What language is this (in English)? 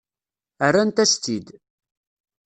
Kabyle